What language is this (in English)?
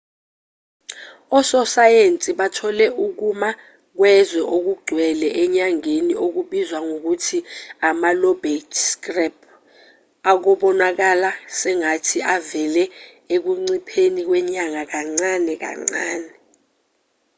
Zulu